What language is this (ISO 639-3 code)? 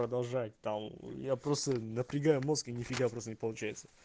rus